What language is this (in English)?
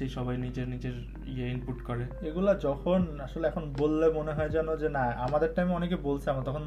Bangla